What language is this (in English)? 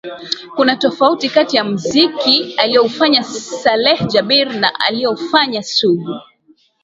Swahili